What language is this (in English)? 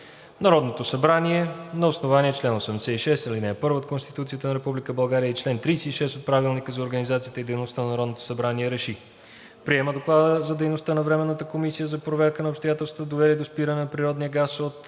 Bulgarian